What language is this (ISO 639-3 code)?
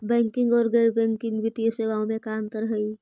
mag